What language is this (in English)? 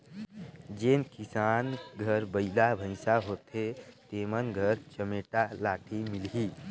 Chhattisgarhi